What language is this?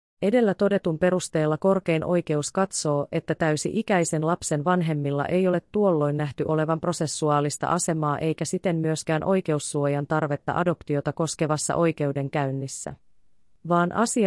Finnish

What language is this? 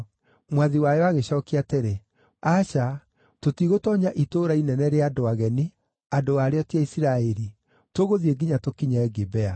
Kikuyu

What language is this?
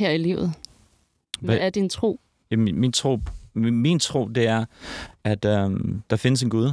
Danish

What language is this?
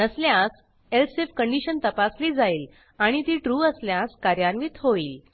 Marathi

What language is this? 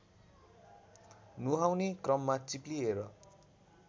Nepali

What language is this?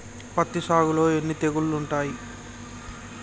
Telugu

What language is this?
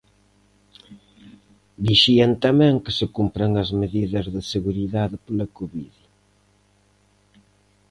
Galician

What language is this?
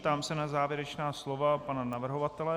Czech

